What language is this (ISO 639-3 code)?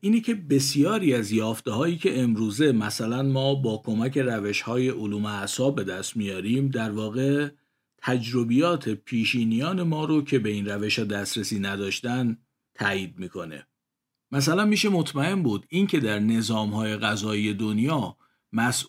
fas